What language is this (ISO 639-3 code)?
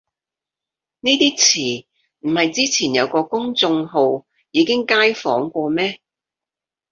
yue